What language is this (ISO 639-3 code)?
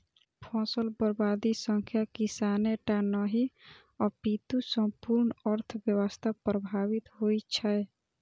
mai